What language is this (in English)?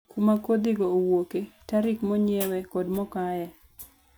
Luo (Kenya and Tanzania)